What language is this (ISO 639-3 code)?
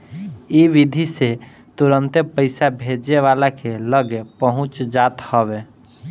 bho